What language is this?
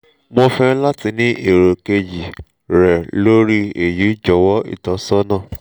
Yoruba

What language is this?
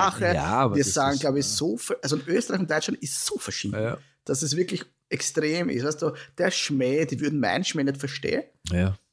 German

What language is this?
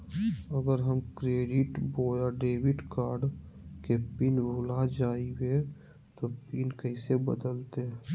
Magahi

